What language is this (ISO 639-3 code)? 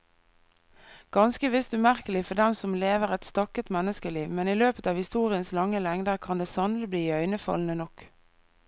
nor